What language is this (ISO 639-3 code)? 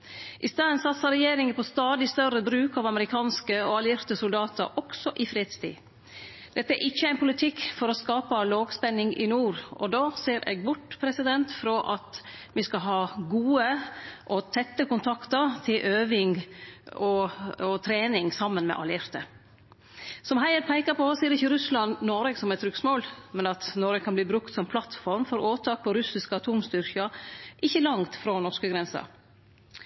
nno